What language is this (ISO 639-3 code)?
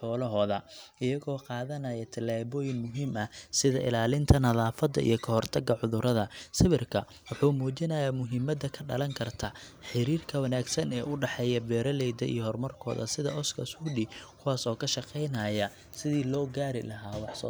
som